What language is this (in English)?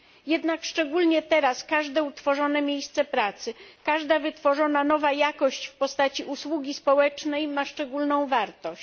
Polish